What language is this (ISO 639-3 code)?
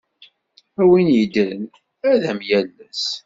kab